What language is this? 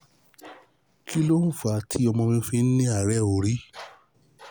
Yoruba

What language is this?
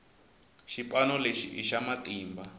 Tsonga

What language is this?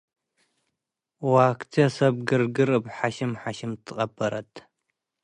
Tigre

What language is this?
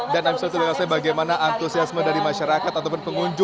Indonesian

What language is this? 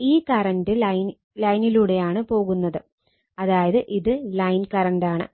Malayalam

